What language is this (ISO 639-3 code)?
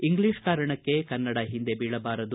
kan